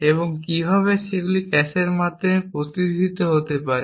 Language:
Bangla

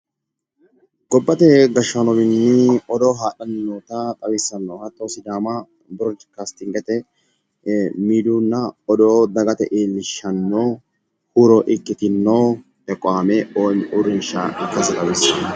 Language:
Sidamo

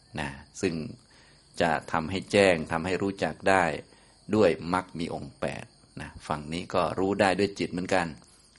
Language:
Thai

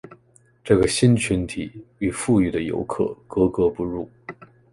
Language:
Chinese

